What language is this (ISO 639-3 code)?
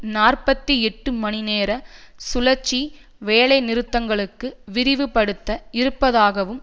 tam